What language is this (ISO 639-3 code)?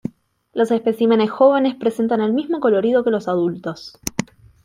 spa